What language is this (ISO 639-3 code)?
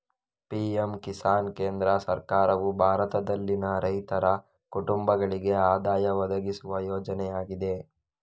kan